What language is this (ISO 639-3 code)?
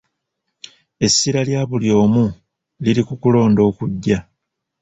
lug